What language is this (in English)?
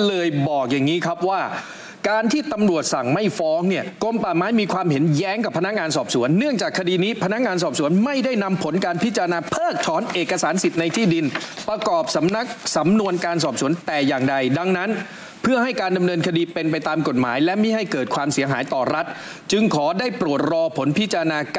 Thai